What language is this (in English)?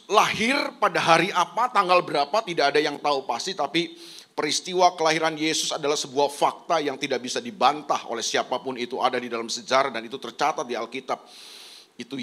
Indonesian